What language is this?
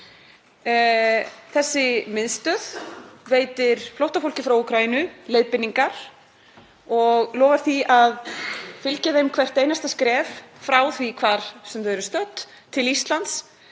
Icelandic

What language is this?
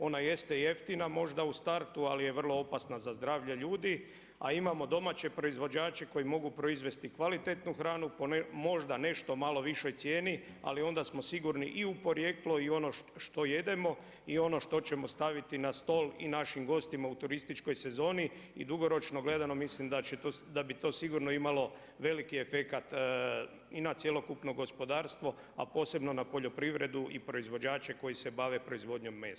Croatian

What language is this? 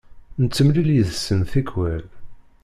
Kabyle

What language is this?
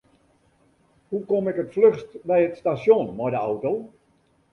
Western Frisian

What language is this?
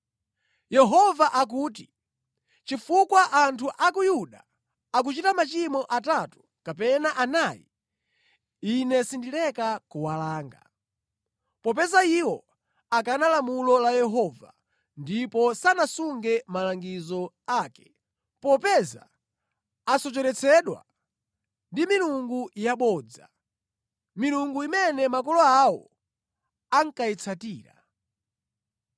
Nyanja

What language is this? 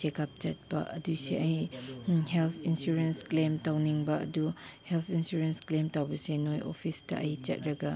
Manipuri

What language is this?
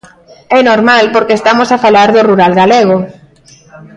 Galician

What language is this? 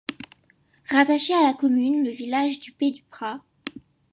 French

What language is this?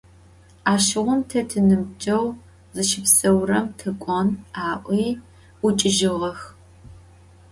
Adyghe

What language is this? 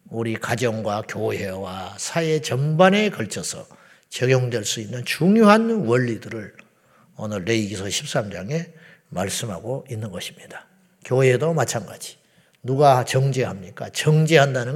Korean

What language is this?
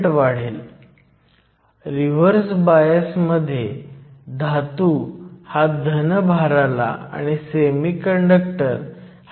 Marathi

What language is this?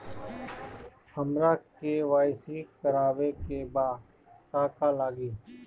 Bhojpuri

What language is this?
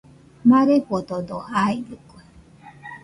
Nüpode Huitoto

